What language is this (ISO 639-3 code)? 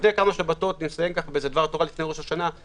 heb